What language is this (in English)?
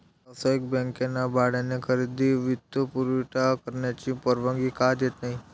Marathi